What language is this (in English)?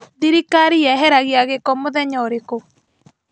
Kikuyu